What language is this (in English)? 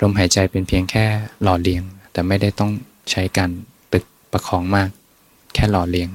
Thai